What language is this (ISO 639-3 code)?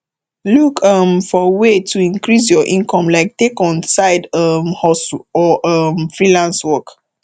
pcm